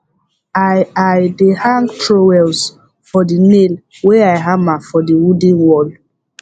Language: Nigerian Pidgin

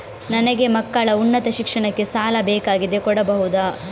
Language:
Kannada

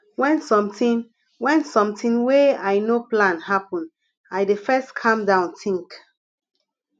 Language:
Nigerian Pidgin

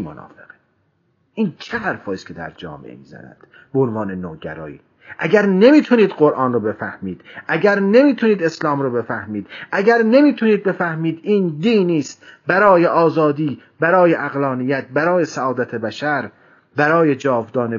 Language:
Persian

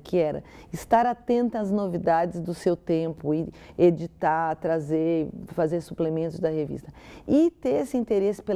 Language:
Portuguese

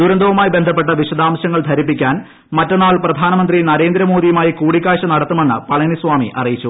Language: Malayalam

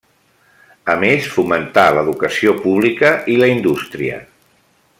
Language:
Catalan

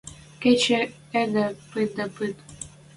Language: Western Mari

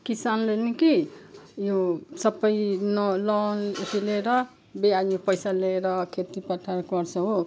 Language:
Nepali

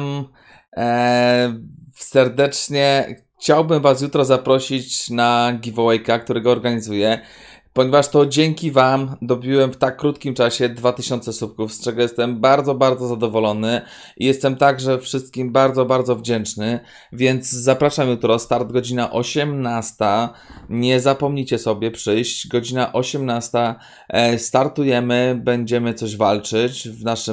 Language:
Polish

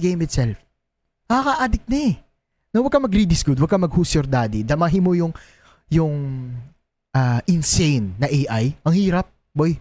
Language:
Filipino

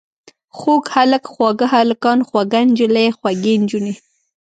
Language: Pashto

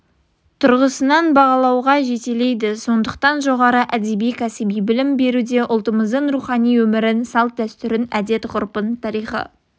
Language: Kazakh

